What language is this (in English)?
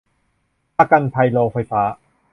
Thai